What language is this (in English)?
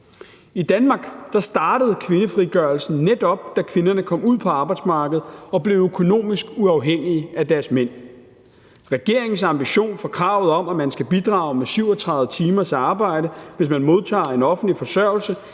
Danish